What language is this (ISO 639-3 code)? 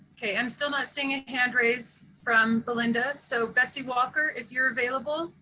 eng